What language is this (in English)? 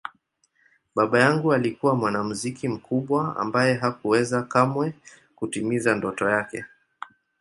Swahili